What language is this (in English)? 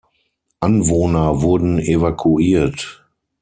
German